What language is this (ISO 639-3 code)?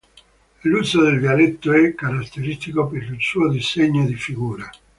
ita